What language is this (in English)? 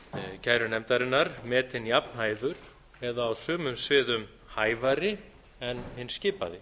Icelandic